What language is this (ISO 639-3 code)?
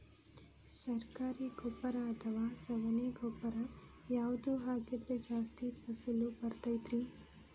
kan